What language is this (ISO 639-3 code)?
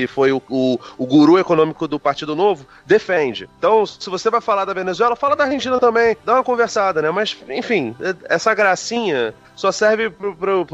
por